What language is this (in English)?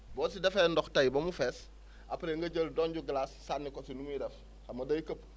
Wolof